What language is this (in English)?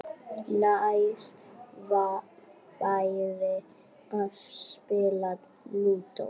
Icelandic